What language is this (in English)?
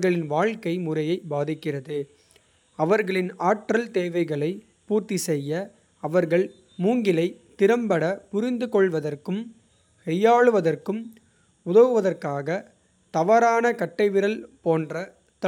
Kota (India)